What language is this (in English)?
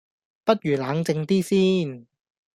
Cantonese